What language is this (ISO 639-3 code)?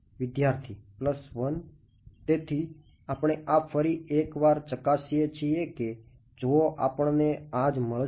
guj